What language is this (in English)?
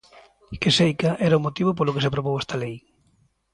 Galician